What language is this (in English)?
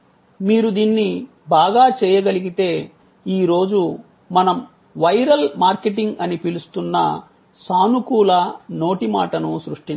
Telugu